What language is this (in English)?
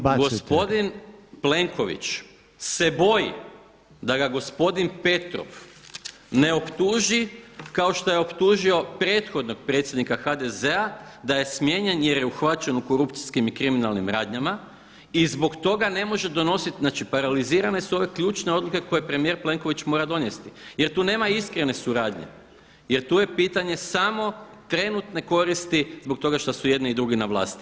Croatian